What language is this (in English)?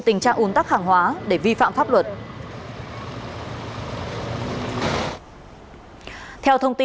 Vietnamese